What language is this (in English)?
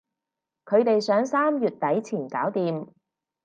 Cantonese